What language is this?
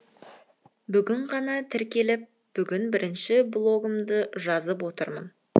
Kazakh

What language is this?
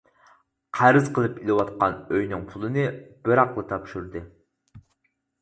Uyghur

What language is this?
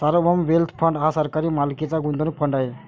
Marathi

